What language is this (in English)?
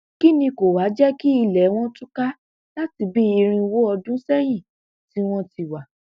Yoruba